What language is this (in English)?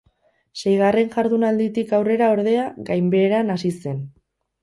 Basque